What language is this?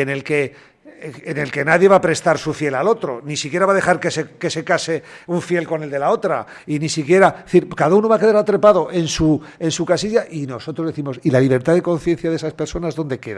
Spanish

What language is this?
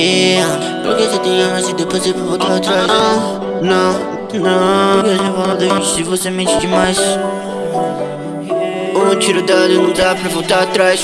Japanese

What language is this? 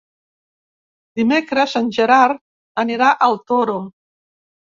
Catalan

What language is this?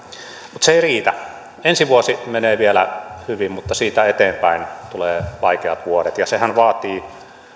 Finnish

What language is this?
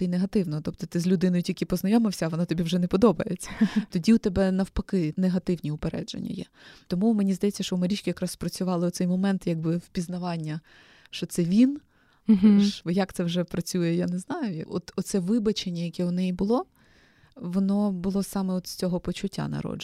Ukrainian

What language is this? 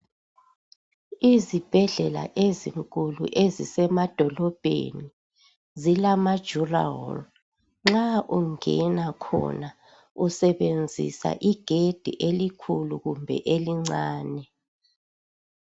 North Ndebele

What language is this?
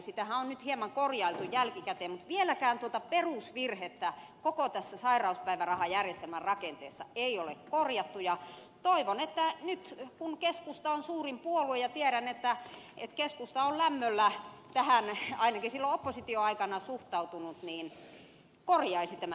Finnish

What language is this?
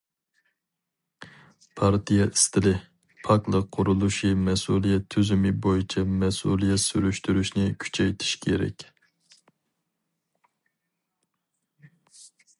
Uyghur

